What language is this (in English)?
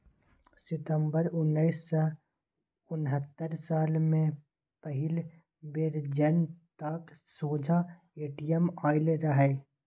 Maithili